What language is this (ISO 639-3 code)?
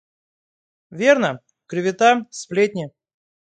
rus